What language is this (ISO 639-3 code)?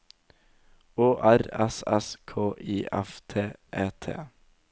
nor